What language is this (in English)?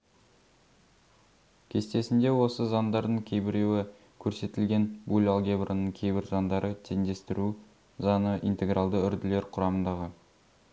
Kazakh